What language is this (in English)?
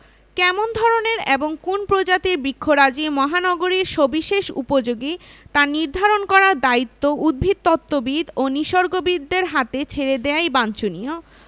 Bangla